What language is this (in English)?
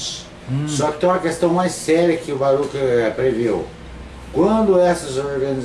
Portuguese